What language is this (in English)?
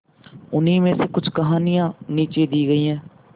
Hindi